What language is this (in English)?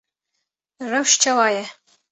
Kurdish